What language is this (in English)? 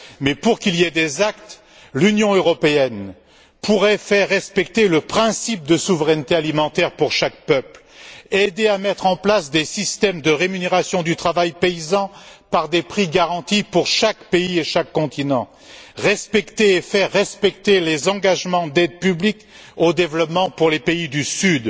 French